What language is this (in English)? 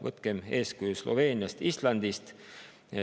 Estonian